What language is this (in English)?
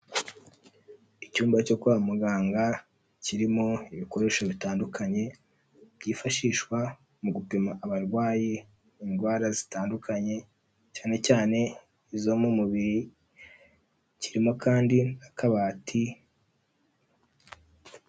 Kinyarwanda